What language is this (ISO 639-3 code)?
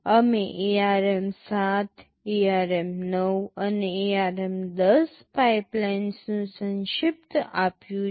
guj